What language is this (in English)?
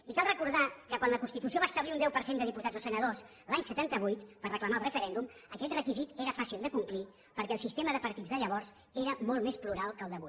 Catalan